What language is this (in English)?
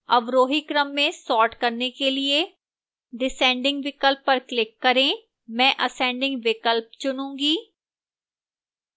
Hindi